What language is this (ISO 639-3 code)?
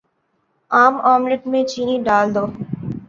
urd